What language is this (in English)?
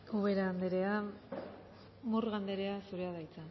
Basque